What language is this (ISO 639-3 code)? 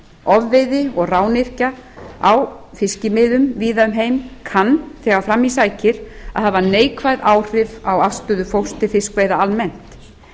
isl